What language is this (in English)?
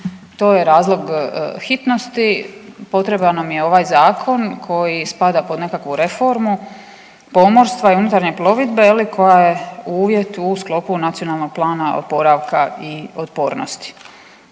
Croatian